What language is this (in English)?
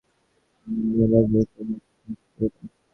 Bangla